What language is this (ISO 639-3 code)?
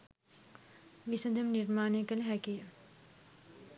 sin